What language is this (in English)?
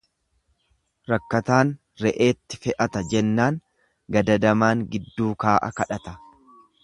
Oromo